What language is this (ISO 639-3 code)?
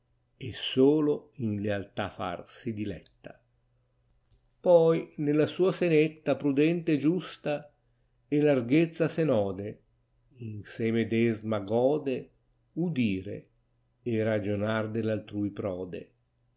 ita